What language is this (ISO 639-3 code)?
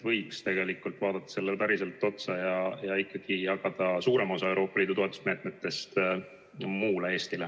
est